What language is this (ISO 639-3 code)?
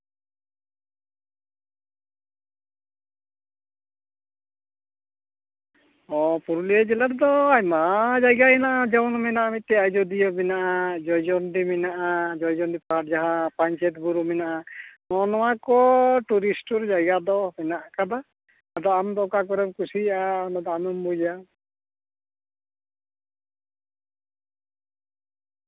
sat